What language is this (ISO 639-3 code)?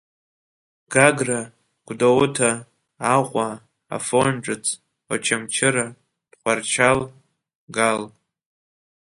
abk